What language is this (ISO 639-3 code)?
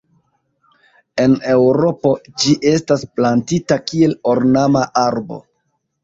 epo